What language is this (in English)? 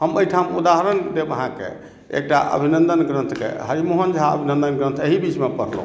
Maithili